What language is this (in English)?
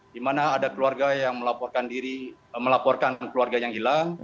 Indonesian